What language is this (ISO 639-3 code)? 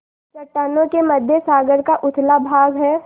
hin